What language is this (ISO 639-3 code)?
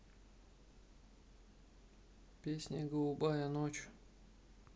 rus